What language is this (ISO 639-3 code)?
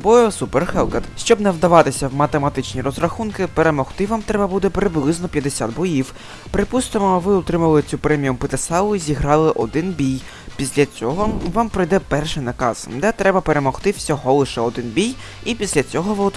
ukr